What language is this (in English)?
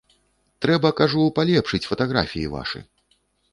Belarusian